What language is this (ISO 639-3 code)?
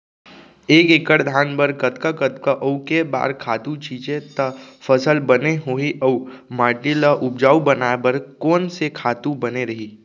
hne